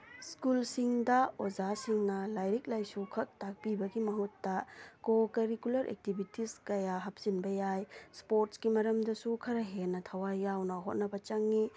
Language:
Manipuri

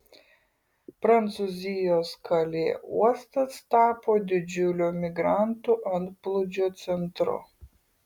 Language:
Lithuanian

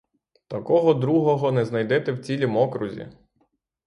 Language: Ukrainian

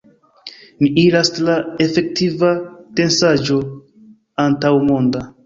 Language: Esperanto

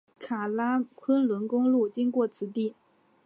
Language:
Chinese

